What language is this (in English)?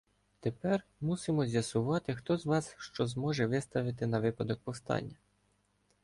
Ukrainian